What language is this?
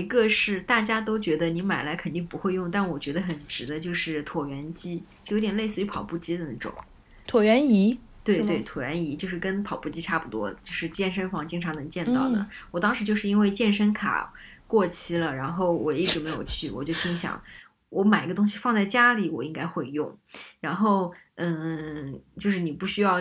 Chinese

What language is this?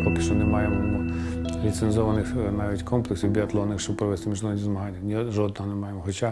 Ukrainian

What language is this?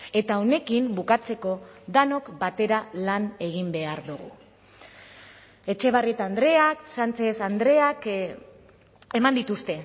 Basque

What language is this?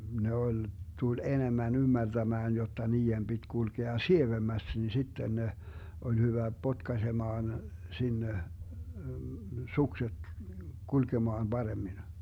Finnish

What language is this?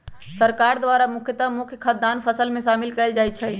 Magahi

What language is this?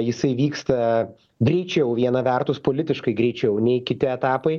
Lithuanian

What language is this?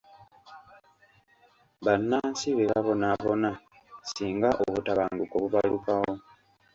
Ganda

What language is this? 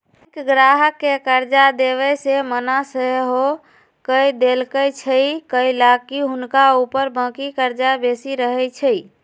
Magahi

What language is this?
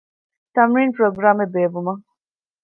Divehi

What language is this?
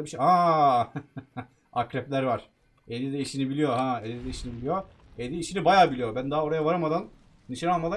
Turkish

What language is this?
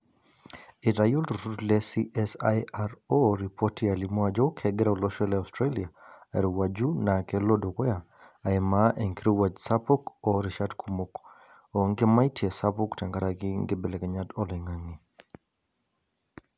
Masai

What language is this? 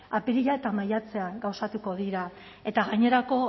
Basque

